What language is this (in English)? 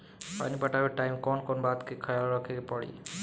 Bhojpuri